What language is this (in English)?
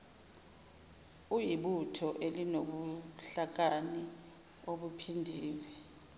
Zulu